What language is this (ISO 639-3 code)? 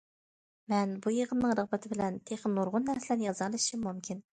uig